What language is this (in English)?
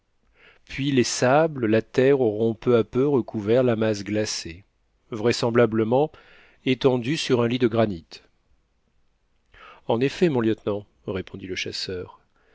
French